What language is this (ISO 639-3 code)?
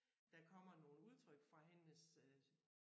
dan